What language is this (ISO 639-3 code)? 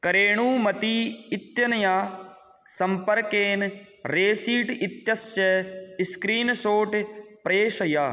san